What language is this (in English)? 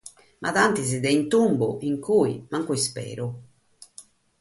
Sardinian